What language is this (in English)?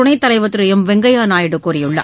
Tamil